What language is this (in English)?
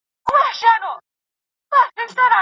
Pashto